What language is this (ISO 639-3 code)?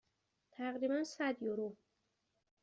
fas